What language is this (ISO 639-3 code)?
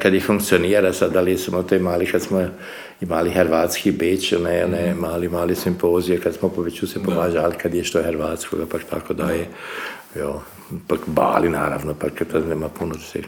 hrv